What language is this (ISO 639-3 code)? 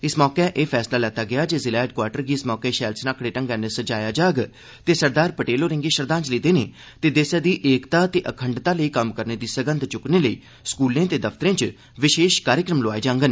doi